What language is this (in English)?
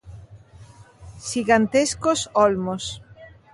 Galician